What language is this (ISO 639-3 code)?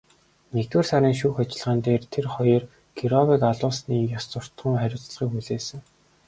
mon